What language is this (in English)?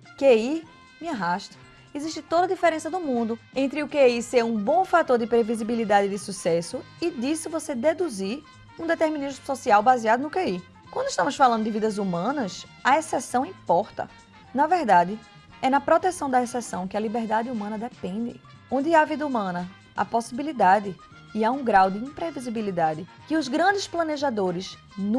Portuguese